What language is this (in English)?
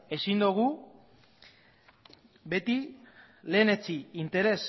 Basque